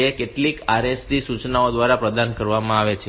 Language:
Gujarati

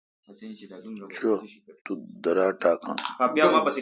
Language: Kalkoti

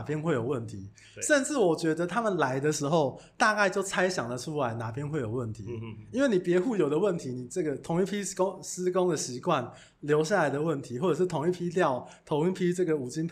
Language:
Chinese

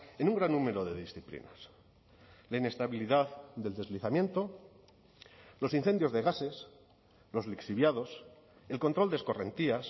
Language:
Spanish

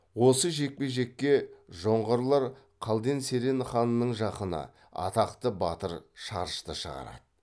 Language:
Kazakh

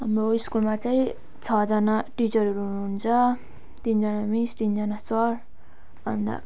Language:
Nepali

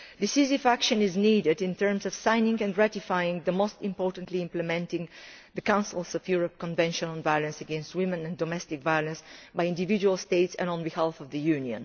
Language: English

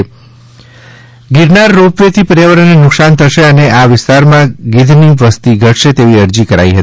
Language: Gujarati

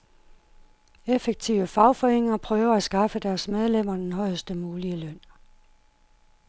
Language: Danish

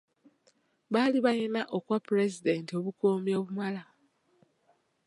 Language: Ganda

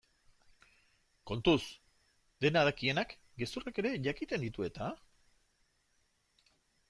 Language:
Basque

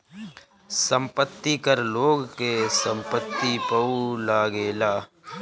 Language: Bhojpuri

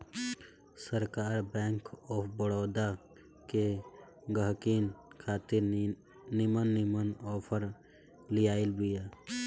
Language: Bhojpuri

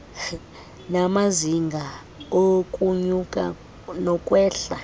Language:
Xhosa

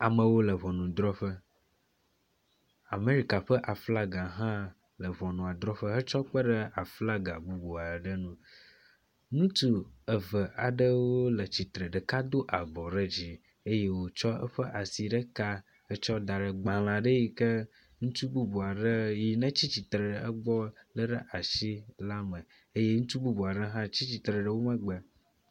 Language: Ewe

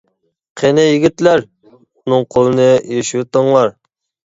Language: Uyghur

